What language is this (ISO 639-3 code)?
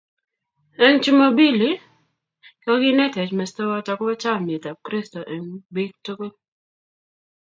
kln